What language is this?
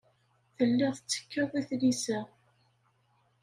Kabyle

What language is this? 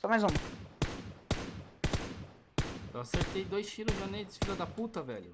Portuguese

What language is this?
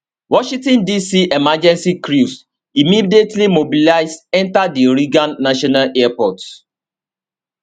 Nigerian Pidgin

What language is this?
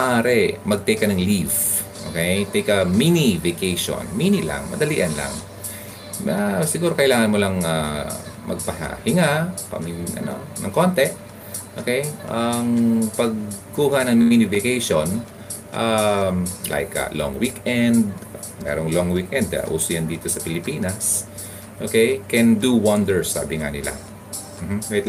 Filipino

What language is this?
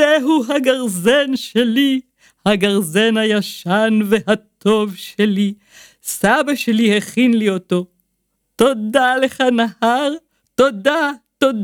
Hebrew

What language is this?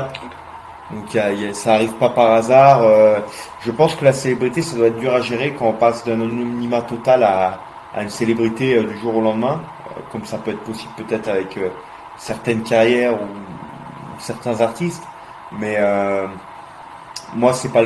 French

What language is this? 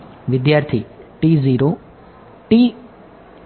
Gujarati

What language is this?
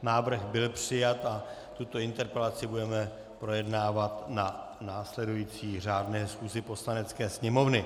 Czech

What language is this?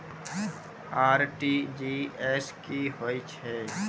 Maithili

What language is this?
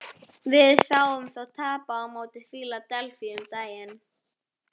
Icelandic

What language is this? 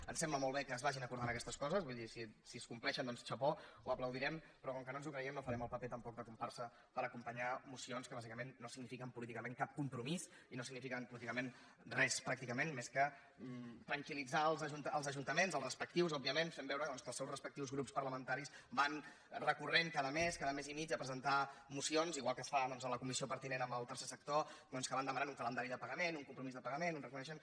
Catalan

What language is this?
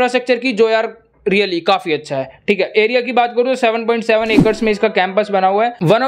Hindi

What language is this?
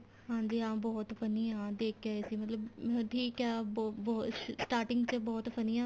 Punjabi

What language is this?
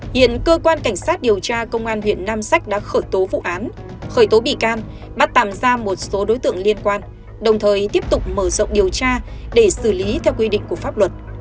Vietnamese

